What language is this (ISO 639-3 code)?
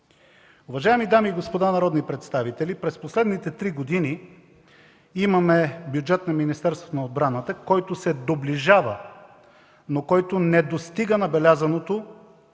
bul